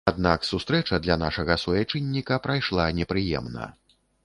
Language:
Belarusian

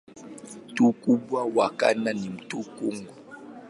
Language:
Swahili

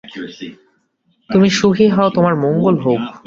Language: Bangla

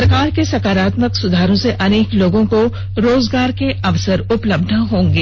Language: Hindi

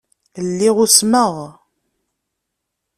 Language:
Kabyle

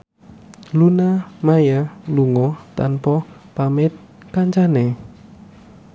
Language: Javanese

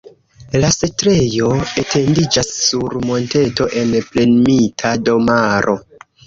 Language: Esperanto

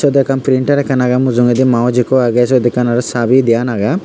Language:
Chakma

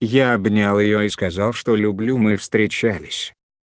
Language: Russian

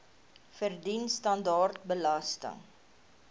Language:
Afrikaans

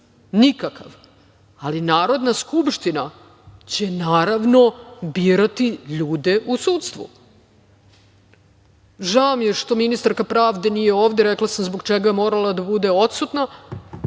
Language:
Serbian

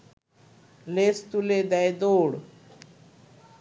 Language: Bangla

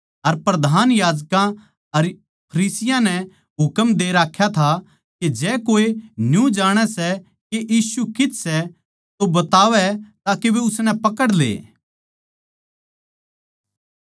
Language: Haryanvi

